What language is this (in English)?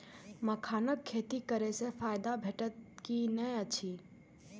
Maithili